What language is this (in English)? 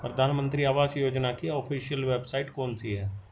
Hindi